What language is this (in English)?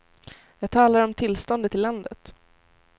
Swedish